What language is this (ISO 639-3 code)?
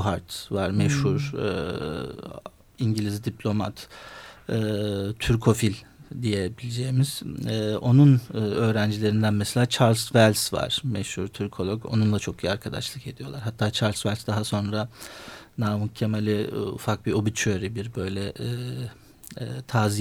tur